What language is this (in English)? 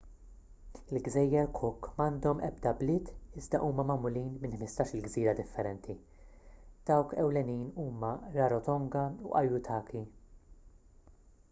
Maltese